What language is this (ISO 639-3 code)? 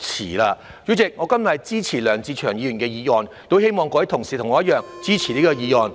yue